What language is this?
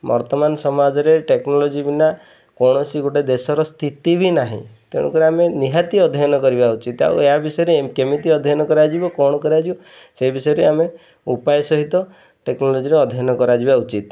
Odia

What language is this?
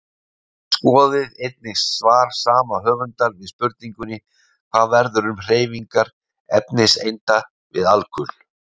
Icelandic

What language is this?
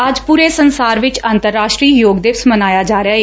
Punjabi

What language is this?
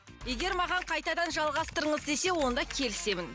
Kazakh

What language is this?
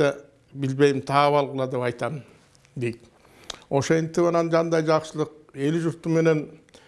Turkish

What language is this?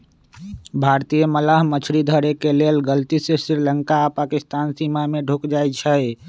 Magahi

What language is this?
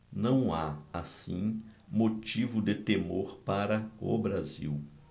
Portuguese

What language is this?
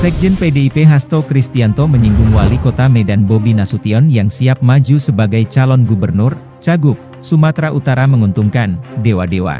Indonesian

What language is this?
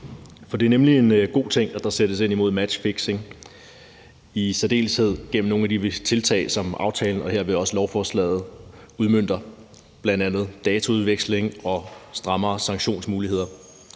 Danish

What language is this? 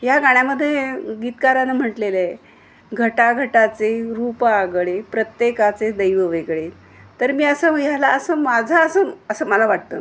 Marathi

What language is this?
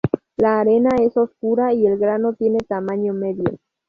Spanish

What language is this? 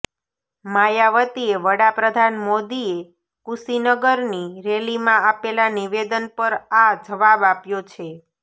Gujarati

